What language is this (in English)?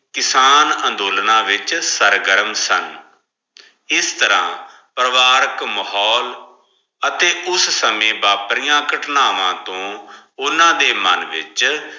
Punjabi